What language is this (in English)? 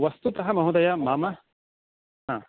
Sanskrit